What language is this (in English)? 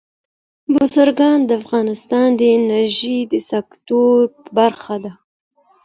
Pashto